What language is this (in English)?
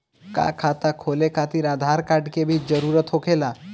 Bhojpuri